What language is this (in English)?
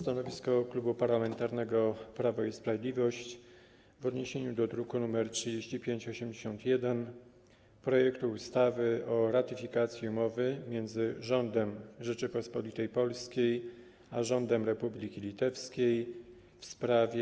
Polish